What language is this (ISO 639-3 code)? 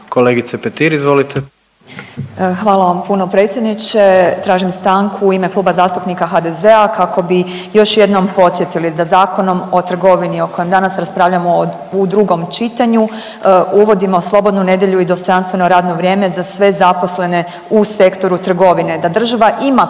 hrv